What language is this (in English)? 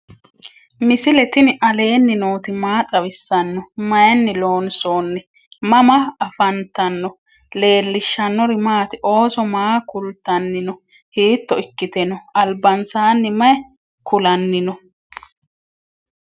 Sidamo